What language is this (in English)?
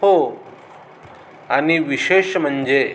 Marathi